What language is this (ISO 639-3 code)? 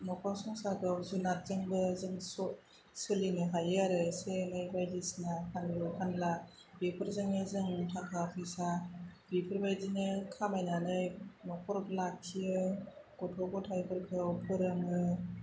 brx